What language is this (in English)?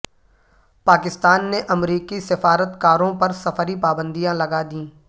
Urdu